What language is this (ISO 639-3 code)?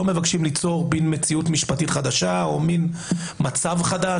heb